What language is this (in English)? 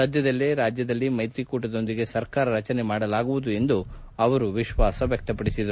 Kannada